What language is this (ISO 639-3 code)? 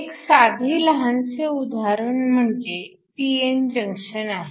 mar